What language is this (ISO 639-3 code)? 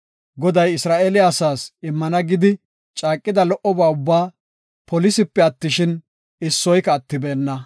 gof